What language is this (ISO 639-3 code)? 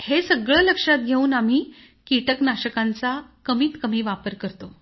mar